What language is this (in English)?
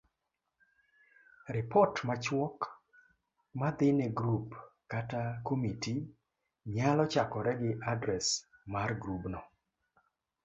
Luo (Kenya and Tanzania)